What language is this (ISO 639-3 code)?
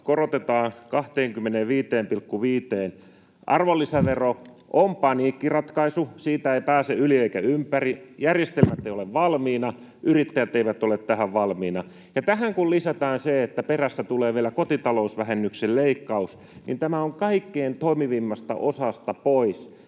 fin